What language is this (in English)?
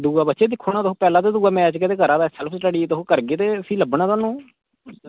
Dogri